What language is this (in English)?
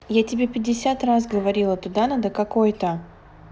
Russian